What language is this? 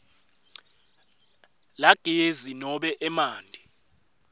Swati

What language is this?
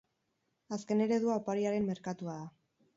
Basque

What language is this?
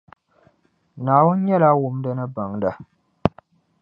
Dagbani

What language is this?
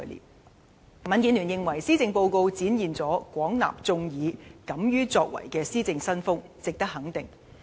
Cantonese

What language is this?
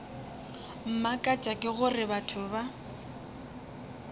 Northern Sotho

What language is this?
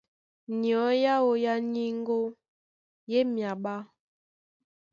Duala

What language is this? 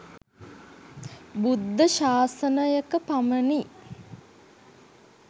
Sinhala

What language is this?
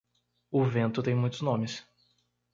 Portuguese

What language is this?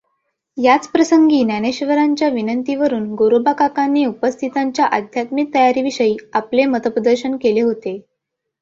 Marathi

